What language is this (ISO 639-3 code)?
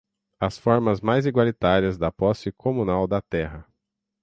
por